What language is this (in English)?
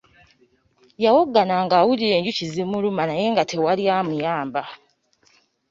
Ganda